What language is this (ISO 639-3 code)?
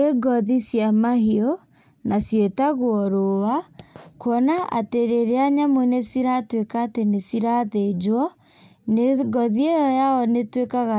kik